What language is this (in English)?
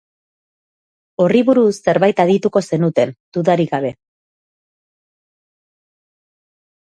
Basque